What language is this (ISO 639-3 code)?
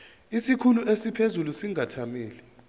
zul